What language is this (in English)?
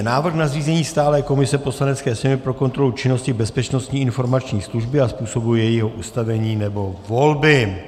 Czech